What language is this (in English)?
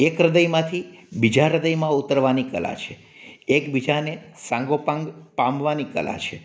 Gujarati